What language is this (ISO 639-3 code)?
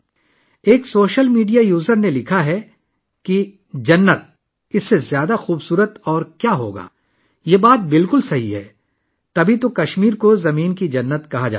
urd